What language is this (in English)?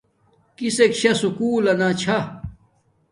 Domaaki